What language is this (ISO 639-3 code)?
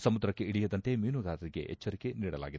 kan